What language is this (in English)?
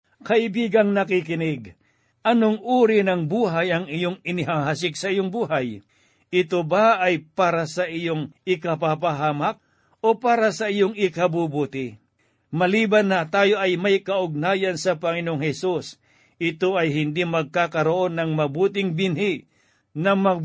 Filipino